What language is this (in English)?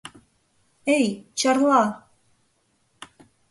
Mari